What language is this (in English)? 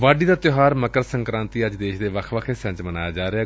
Punjabi